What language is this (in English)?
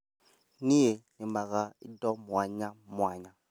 Kikuyu